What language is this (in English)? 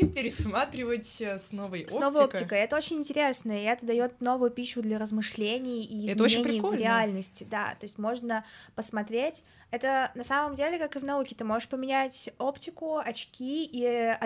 Russian